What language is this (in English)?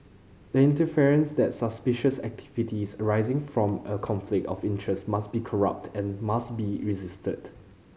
English